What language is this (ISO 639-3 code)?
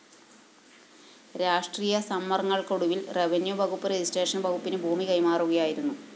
mal